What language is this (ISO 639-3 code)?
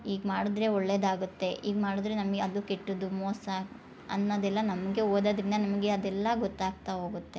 kan